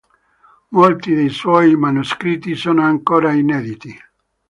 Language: Italian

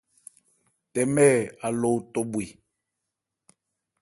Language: Ebrié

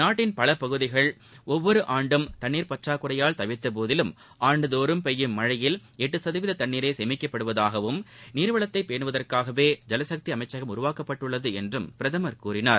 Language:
Tamil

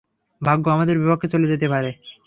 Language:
Bangla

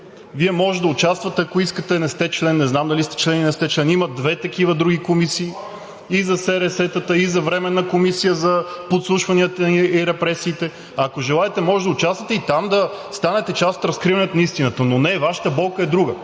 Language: Bulgarian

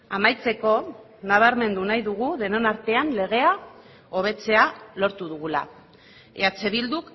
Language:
Basque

